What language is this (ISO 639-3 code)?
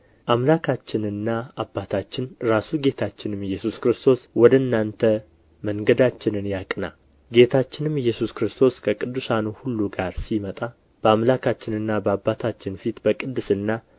amh